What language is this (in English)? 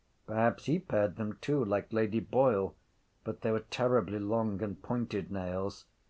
English